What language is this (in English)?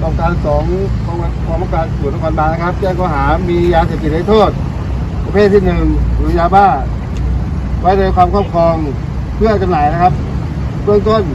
Thai